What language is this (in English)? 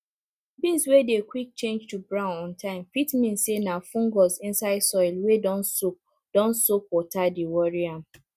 Nigerian Pidgin